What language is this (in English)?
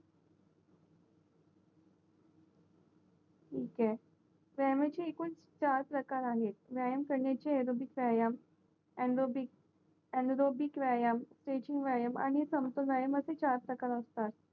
Marathi